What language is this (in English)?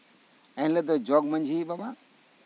Santali